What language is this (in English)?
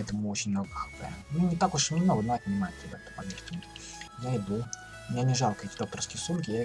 Russian